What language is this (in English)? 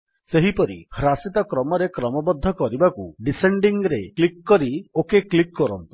Odia